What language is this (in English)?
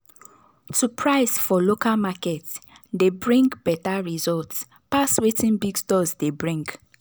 Nigerian Pidgin